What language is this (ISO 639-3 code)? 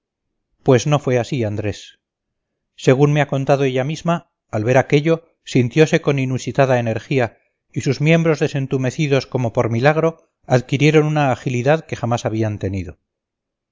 spa